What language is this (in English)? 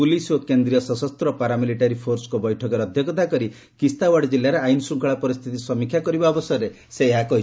Odia